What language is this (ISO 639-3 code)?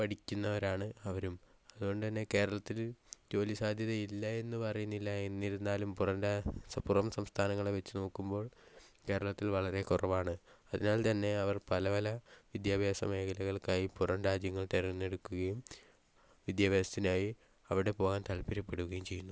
mal